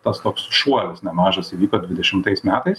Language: Lithuanian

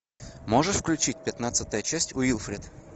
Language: Russian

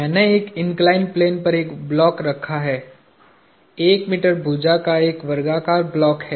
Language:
Hindi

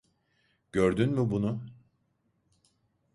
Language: Turkish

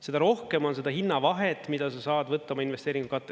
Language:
Estonian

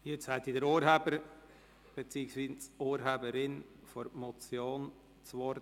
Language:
Swiss German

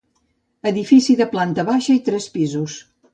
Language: Catalan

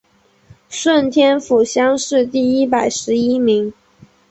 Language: Chinese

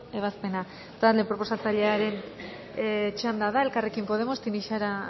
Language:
Basque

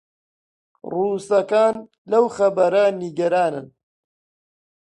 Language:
Central Kurdish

